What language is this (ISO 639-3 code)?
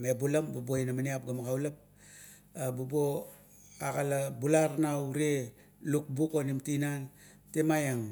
kto